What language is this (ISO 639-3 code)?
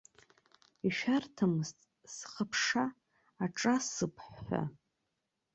abk